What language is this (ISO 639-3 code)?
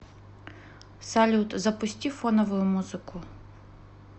rus